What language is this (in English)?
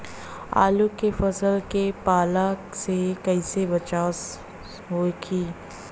Bhojpuri